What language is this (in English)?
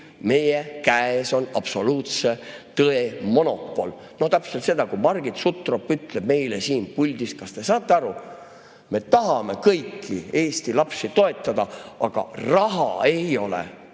Estonian